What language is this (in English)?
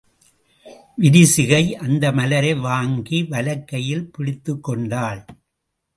Tamil